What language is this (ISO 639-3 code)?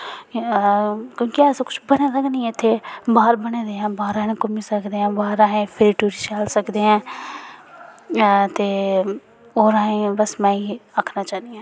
doi